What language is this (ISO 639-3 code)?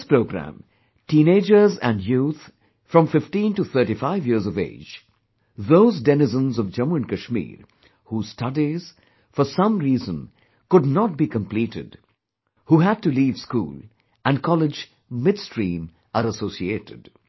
eng